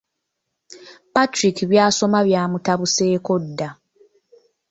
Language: Ganda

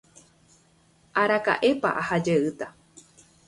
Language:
Guarani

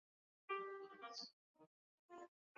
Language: Chinese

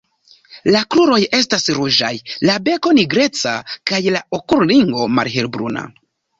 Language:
Esperanto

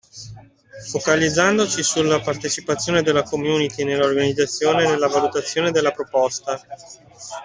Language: Italian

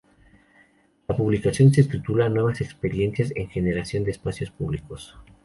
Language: Spanish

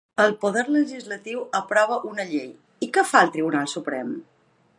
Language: Catalan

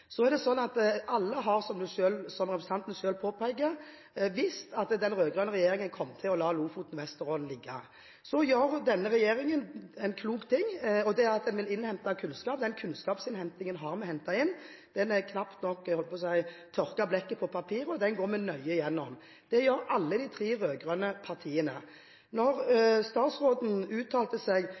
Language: Norwegian Bokmål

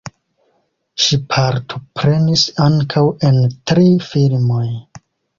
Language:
Esperanto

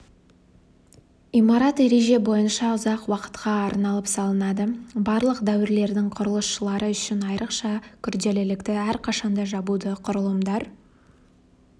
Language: Kazakh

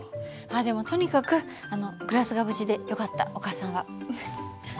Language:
Japanese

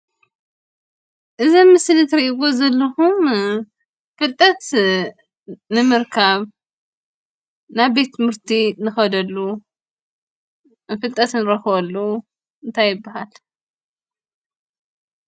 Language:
Tigrinya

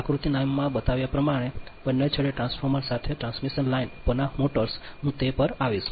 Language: Gujarati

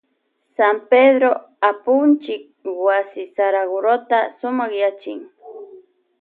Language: Loja Highland Quichua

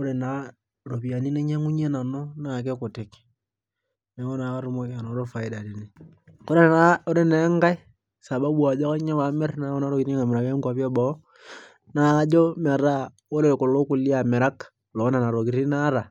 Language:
Masai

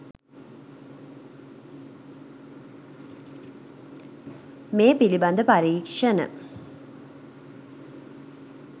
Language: Sinhala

